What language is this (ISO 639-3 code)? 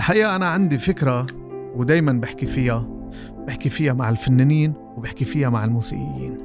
ara